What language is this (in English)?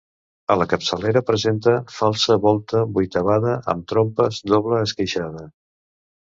Catalan